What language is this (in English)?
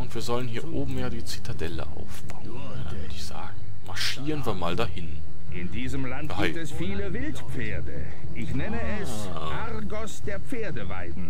German